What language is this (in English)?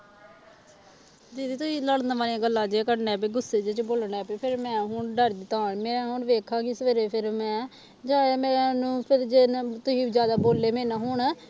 Punjabi